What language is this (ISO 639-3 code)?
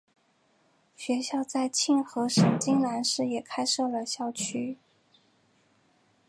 zho